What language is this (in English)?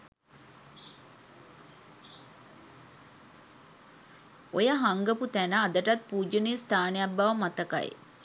Sinhala